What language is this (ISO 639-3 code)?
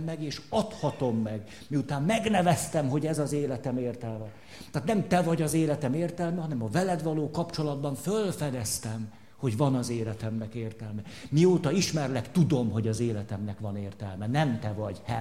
hun